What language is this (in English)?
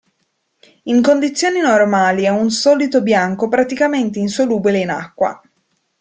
Italian